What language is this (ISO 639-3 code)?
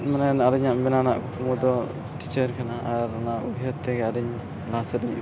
sat